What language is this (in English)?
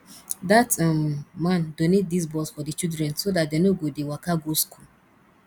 Nigerian Pidgin